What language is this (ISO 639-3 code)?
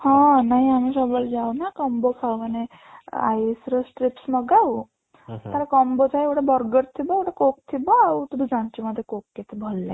ori